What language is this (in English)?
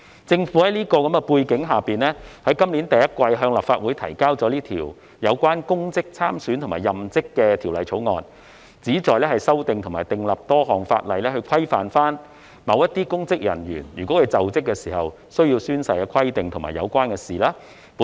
Cantonese